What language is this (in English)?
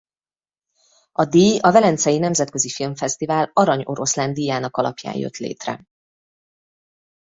Hungarian